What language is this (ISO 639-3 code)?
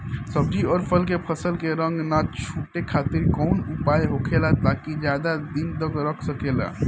bho